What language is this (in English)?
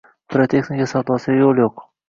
Uzbek